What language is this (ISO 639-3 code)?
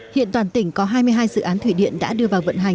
vie